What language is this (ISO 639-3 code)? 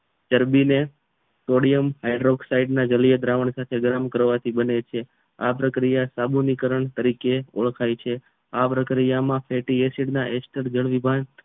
guj